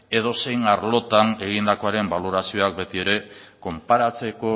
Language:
Basque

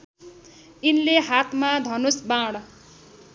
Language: Nepali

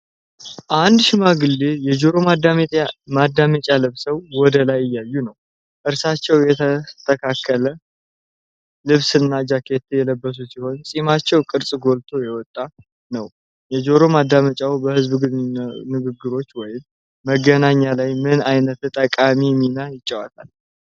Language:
Amharic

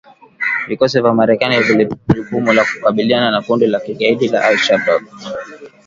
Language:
Swahili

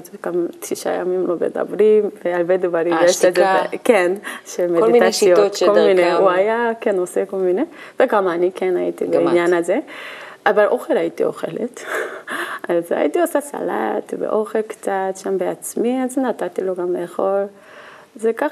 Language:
Hebrew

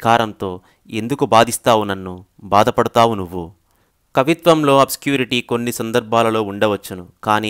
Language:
Telugu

